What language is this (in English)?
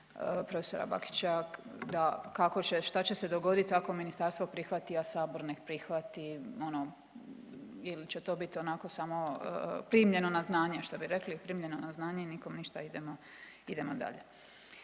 Croatian